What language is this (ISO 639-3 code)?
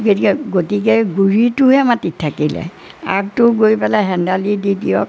asm